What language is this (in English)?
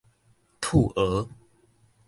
Min Nan Chinese